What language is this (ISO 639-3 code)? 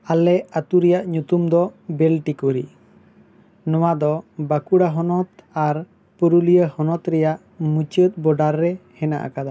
sat